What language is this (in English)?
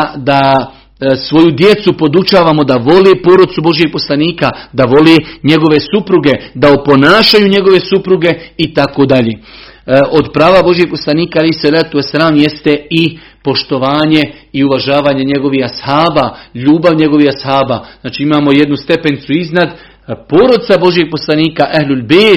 Croatian